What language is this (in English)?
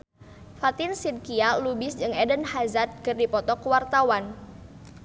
Sundanese